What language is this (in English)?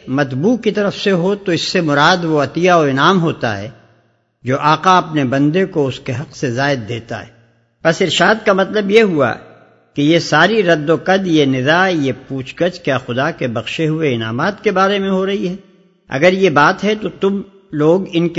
Urdu